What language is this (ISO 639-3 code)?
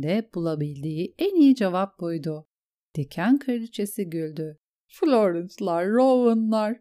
tur